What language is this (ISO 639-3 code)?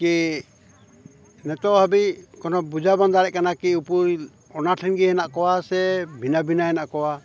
sat